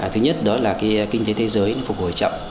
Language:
Vietnamese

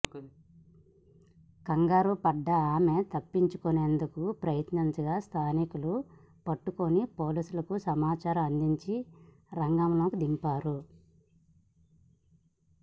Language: Telugu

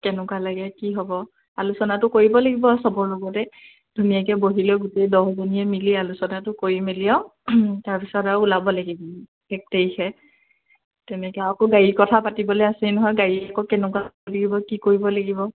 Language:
Assamese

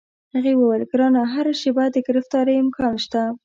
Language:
Pashto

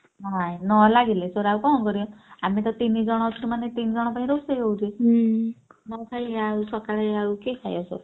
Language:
Odia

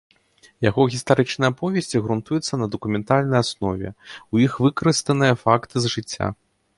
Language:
Belarusian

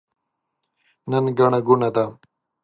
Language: Pashto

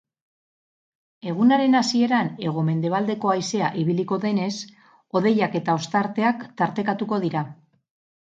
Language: Basque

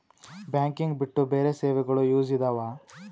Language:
Kannada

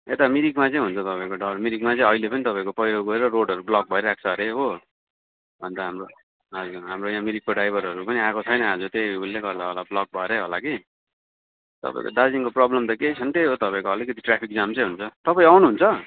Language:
Nepali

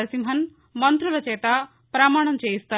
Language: Telugu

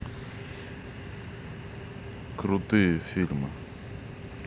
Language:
Russian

